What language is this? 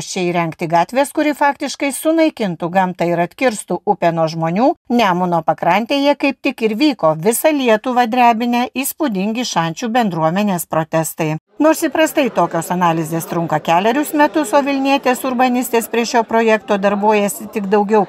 Lithuanian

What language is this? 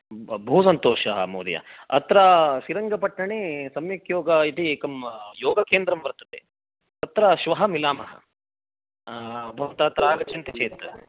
Sanskrit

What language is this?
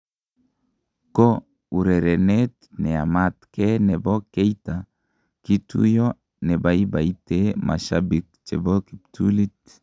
Kalenjin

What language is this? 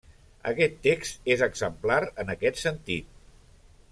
Catalan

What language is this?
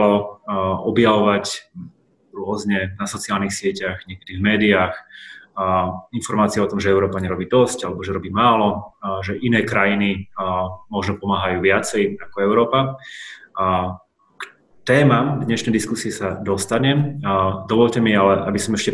Slovak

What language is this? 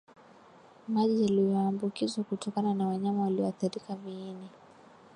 Swahili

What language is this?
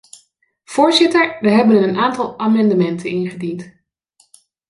Dutch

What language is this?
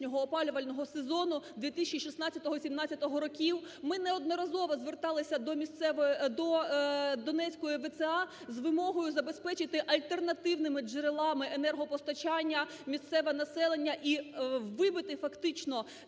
Ukrainian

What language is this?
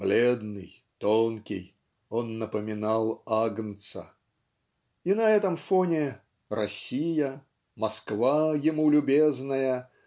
Russian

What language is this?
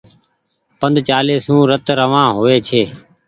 Goaria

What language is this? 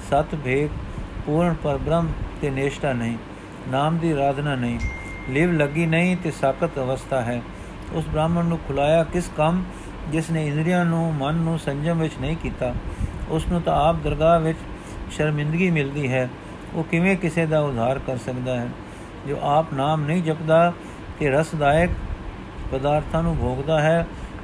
Punjabi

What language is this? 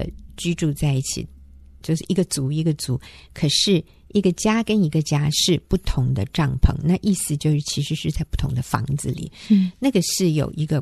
Chinese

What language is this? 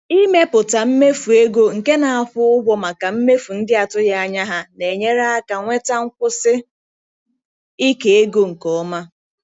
Igbo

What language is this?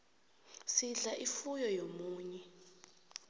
South Ndebele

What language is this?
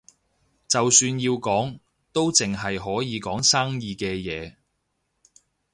Cantonese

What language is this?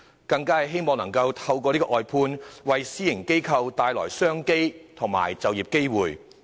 Cantonese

